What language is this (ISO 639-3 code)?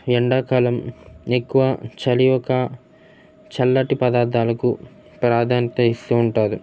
tel